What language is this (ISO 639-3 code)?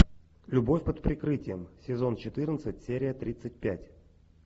rus